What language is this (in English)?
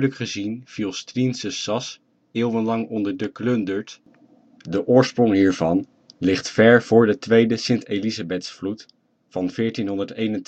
Dutch